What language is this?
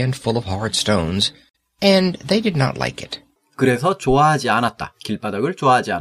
Korean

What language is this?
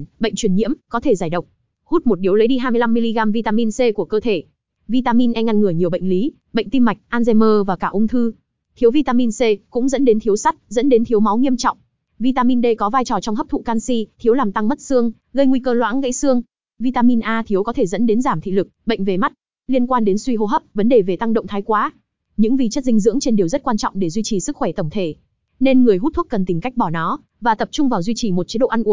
Vietnamese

